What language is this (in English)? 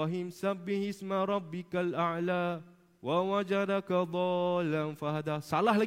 Malay